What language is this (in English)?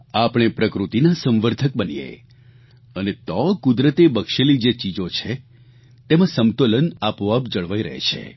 Gujarati